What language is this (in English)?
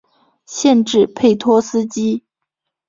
Chinese